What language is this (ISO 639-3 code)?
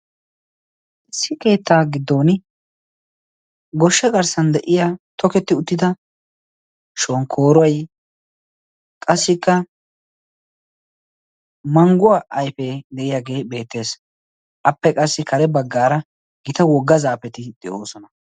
wal